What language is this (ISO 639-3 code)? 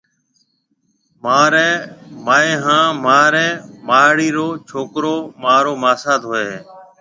mve